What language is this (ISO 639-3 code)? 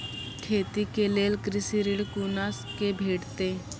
mai